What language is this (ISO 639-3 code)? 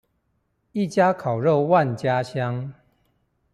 zho